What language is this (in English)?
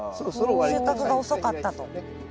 Japanese